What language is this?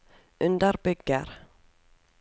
Norwegian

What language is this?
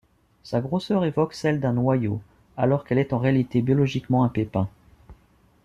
French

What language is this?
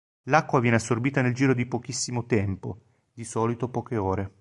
Italian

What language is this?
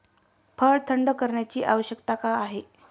Marathi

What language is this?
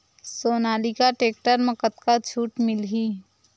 Chhattisgarhi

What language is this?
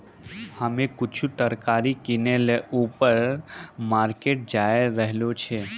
Maithili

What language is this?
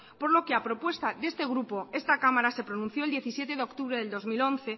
Spanish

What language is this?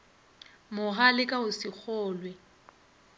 Northern Sotho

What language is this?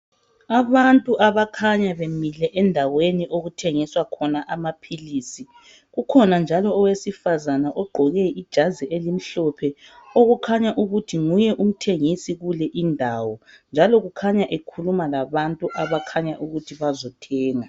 North Ndebele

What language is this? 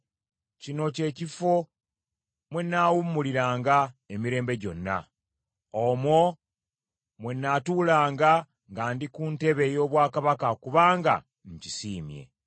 Ganda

